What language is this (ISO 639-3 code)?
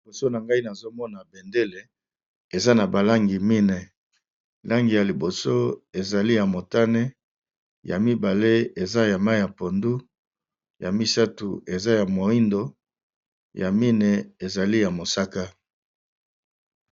lin